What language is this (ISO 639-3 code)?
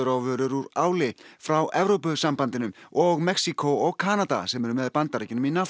isl